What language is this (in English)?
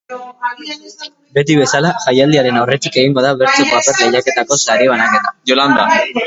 Basque